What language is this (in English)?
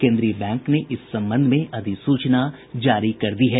Hindi